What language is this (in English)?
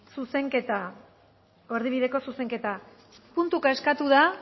Basque